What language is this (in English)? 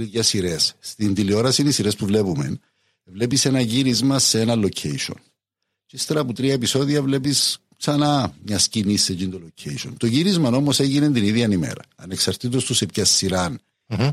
Greek